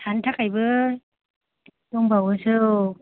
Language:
Bodo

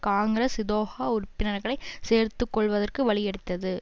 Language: Tamil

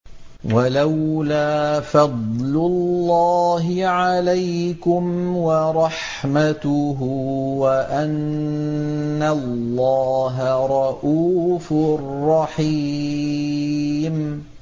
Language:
Arabic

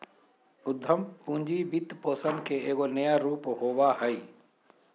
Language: Magahi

